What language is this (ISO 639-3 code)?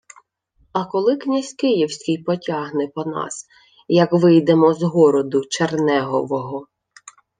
ukr